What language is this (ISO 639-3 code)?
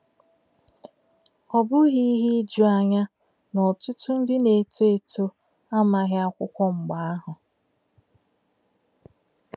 ibo